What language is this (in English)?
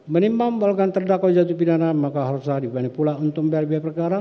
Indonesian